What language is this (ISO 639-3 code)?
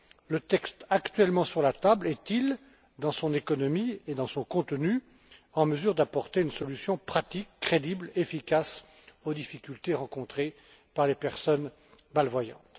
fra